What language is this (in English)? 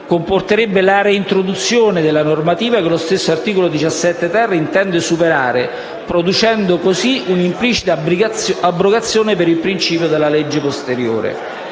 Italian